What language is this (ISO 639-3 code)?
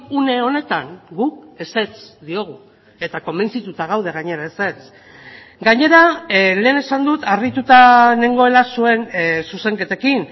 eus